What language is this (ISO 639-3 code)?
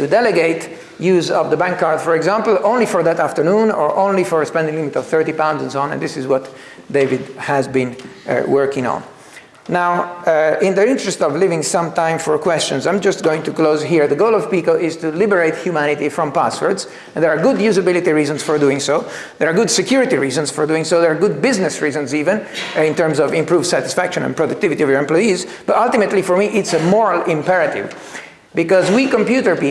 eng